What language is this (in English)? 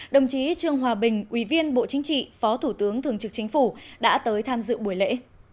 Vietnamese